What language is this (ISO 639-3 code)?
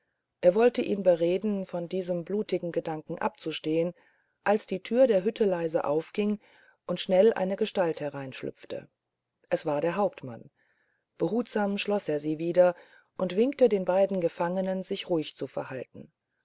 deu